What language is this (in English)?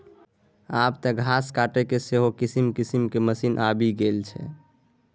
Maithili